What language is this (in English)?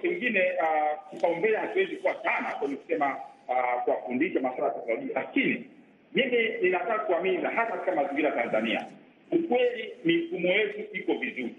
Swahili